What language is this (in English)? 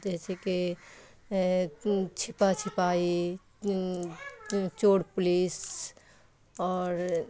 Urdu